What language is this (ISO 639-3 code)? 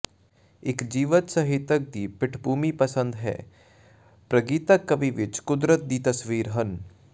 pan